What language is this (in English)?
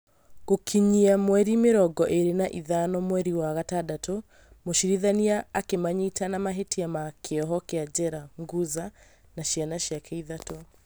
Kikuyu